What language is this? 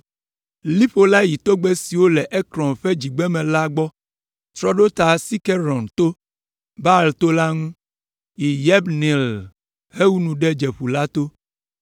Ewe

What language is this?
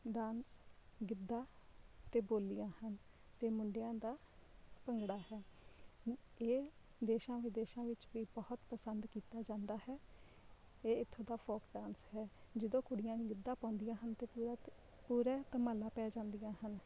Punjabi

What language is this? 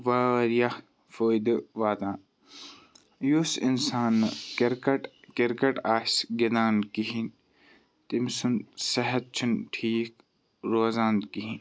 Kashmiri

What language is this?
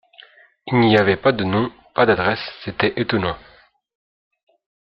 French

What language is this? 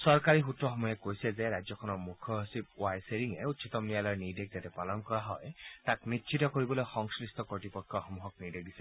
Assamese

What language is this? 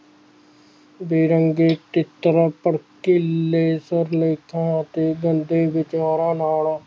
Punjabi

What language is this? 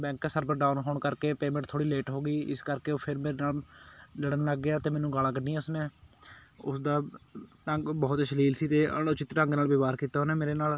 Punjabi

